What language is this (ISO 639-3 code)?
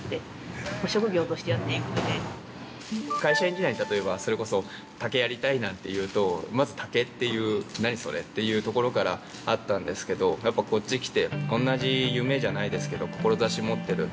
jpn